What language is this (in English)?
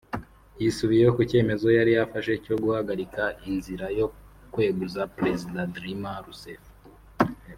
Kinyarwanda